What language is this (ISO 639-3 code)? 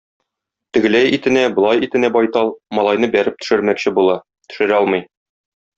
tat